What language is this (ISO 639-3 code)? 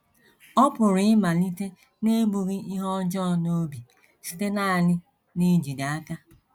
ibo